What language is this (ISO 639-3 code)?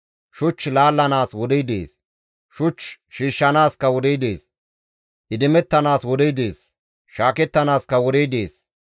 gmv